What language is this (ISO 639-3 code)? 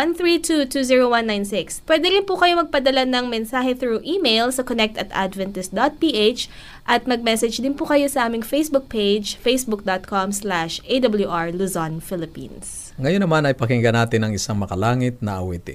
fil